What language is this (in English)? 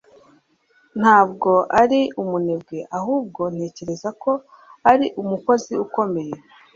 Kinyarwanda